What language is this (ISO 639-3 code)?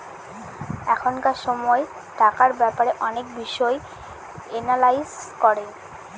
ben